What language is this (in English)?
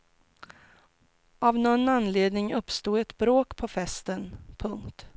Swedish